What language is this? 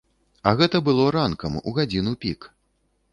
Belarusian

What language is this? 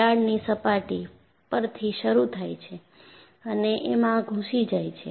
Gujarati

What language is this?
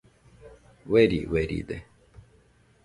Nüpode Huitoto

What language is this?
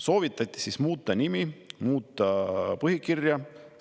Estonian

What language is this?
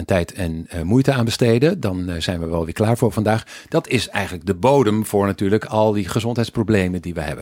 Dutch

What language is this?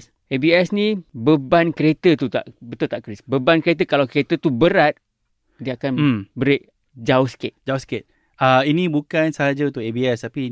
Malay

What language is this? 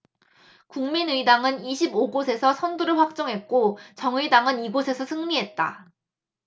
Korean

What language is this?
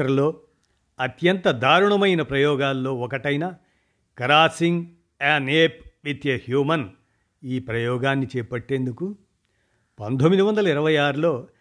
Telugu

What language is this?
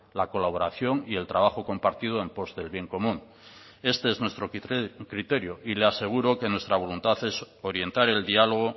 Spanish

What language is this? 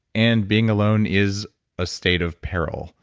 English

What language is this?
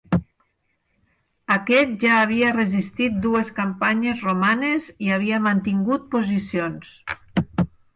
Catalan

